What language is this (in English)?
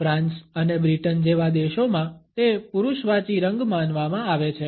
Gujarati